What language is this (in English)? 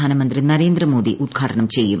Malayalam